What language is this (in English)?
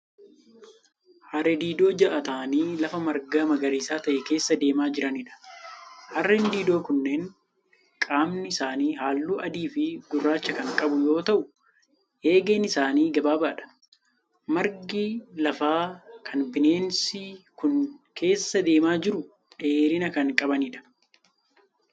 Oromo